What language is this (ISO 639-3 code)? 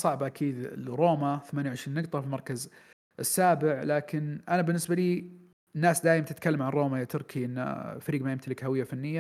ara